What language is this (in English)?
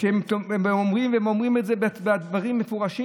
Hebrew